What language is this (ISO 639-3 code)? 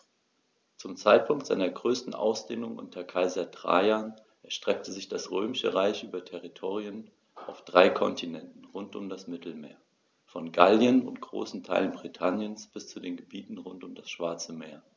deu